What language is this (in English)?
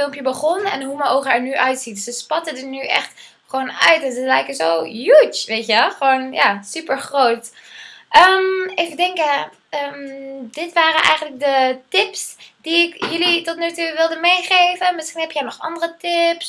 Dutch